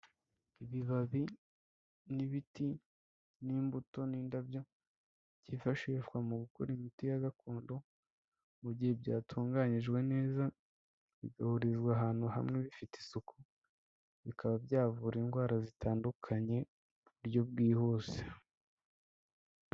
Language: Kinyarwanda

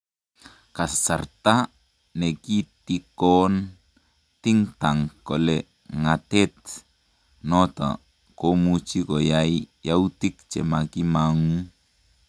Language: Kalenjin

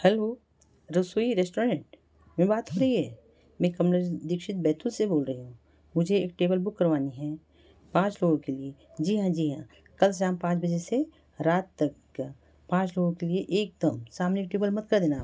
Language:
Hindi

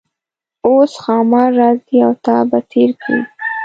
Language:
Pashto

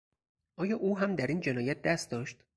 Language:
Persian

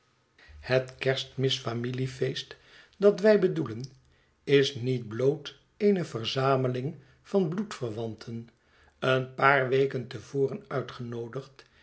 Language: Dutch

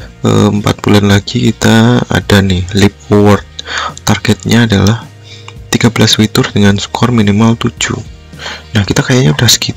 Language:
Indonesian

